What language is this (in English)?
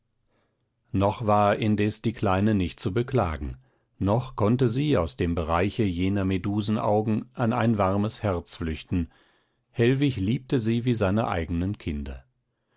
German